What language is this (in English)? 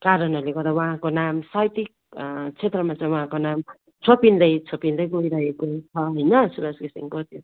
Nepali